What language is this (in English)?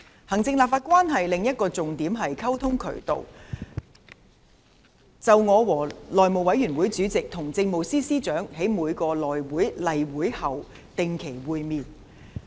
Cantonese